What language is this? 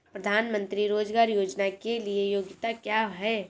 Hindi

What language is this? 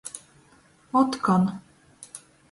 Latgalian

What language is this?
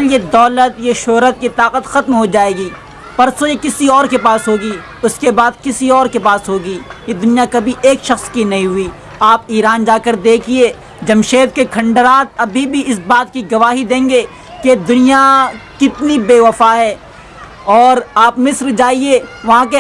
Hindi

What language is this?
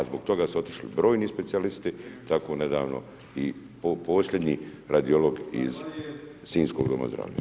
Croatian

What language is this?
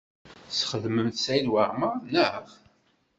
Kabyle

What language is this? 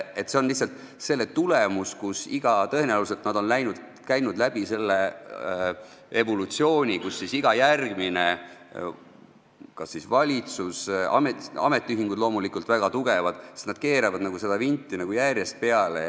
Estonian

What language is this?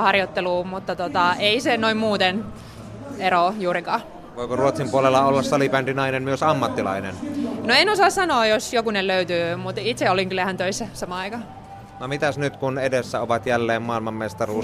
Finnish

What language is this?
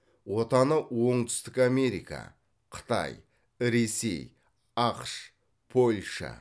Kazakh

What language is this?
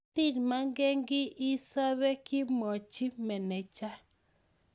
Kalenjin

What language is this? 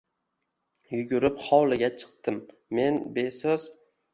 Uzbek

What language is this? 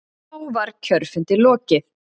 Icelandic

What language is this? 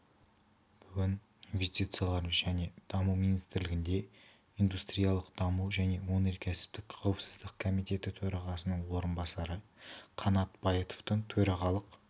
Kazakh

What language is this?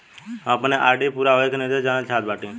Bhojpuri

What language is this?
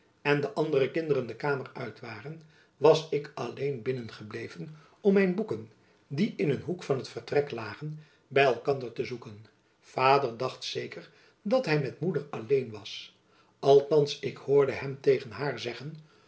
Dutch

